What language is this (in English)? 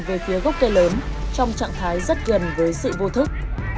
Vietnamese